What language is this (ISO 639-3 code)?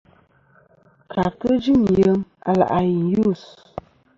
bkm